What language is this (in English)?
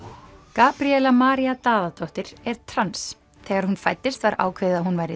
Icelandic